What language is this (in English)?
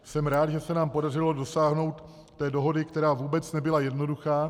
Czech